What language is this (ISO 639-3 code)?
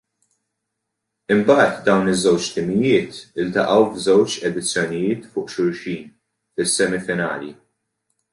mlt